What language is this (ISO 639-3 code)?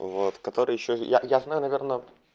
rus